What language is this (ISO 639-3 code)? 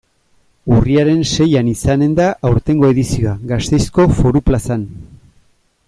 eus